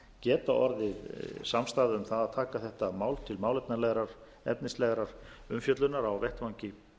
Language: Icelandic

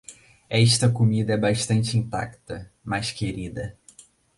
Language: Portuguese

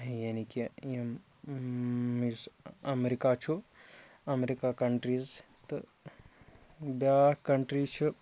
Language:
Kashmiri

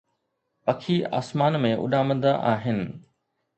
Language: Sindhi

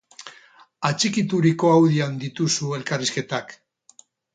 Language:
Basque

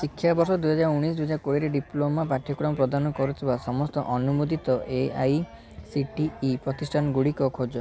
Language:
Odia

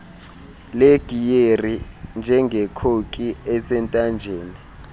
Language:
Xhosa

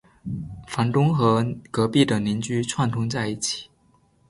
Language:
Chinese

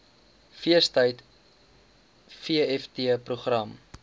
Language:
Afrikaans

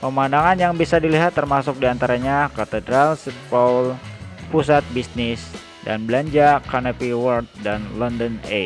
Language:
Indonesian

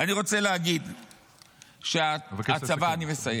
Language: Hebrew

